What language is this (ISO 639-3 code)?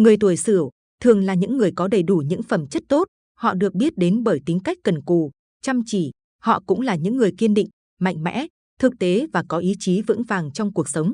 vie